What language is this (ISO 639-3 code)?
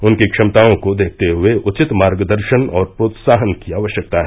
hin